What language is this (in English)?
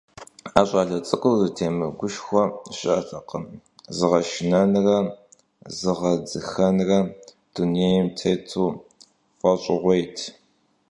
Kabardian